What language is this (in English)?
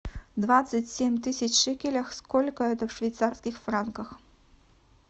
Russian